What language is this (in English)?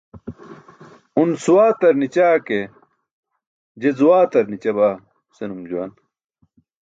Burushaski